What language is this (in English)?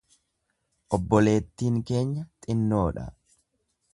Oromo